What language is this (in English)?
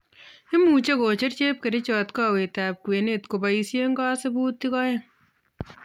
Kalenjin